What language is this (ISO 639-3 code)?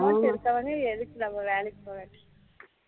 tam